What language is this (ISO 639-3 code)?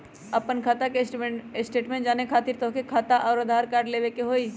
mag